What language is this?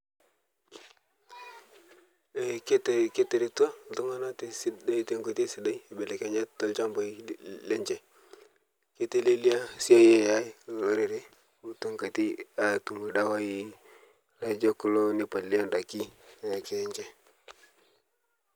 Masai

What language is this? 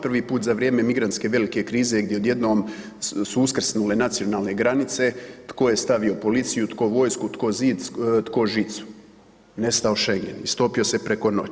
Croatian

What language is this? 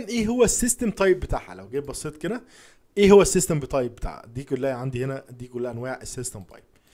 Arabic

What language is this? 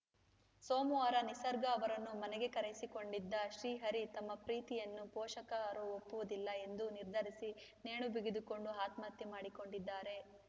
Kannada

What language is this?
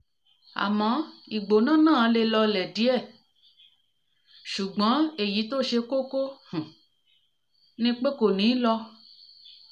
Yoruba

